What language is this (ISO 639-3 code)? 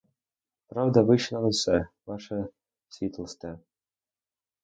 ukr